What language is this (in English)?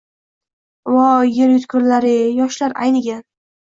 Uzbek